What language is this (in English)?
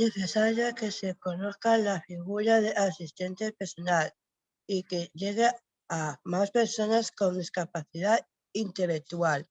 Spanish